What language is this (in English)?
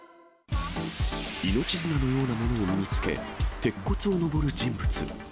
Japanese